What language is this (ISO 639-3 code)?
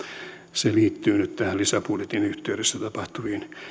fin